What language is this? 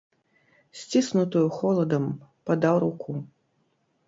Belarusian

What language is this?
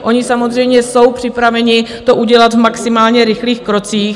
Czech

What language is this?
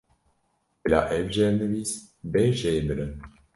Kurdish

